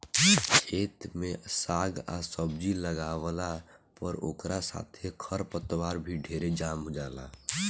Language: Bhojpuri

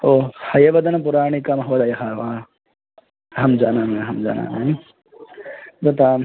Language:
Sanskrit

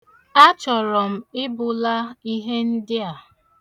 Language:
Igbo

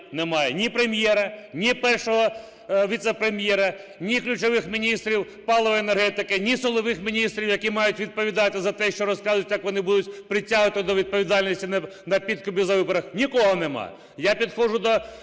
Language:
Ukrainian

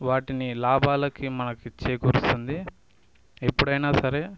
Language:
Telugu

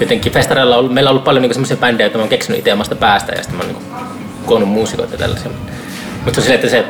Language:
Finnish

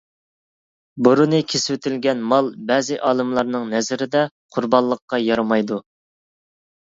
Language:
Uyghur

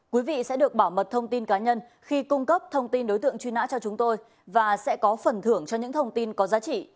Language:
Vietnamese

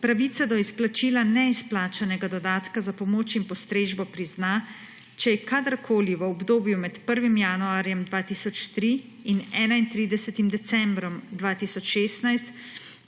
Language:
Slovenian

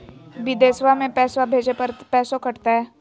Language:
Magahi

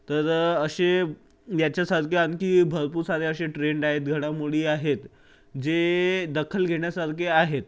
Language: Marathi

